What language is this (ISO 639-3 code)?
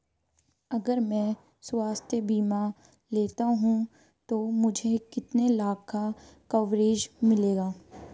hin